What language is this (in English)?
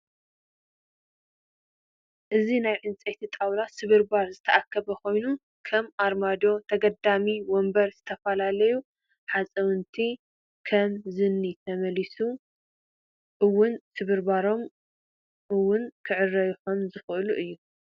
Tigrinya